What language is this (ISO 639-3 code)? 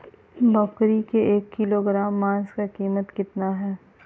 mag